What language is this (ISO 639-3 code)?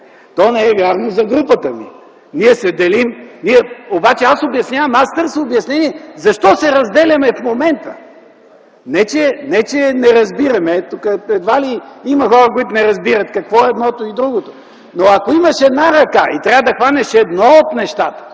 bul